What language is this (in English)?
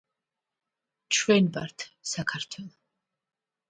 Georgian